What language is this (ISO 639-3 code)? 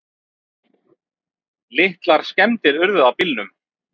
isl